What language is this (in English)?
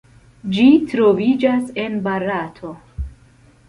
Esperanto